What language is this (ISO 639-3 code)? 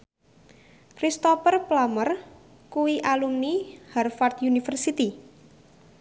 jav